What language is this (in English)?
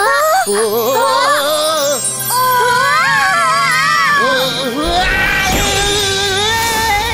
Korean